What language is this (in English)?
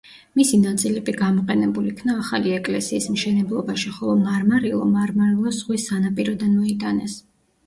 Georgian